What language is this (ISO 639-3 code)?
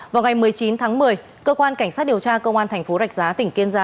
vie